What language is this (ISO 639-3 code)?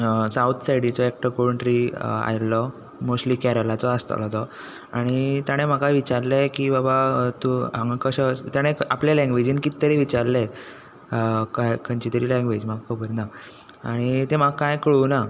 kok